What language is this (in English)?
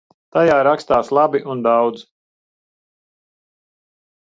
Latvian